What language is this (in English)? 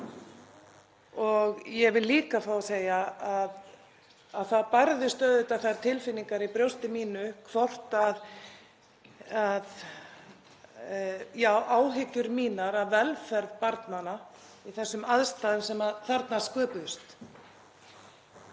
Icelandic